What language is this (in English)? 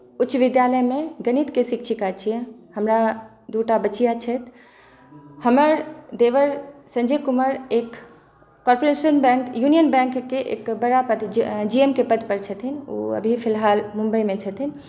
Maithili